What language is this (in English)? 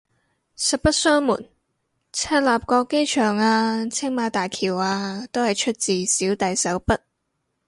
Cantonese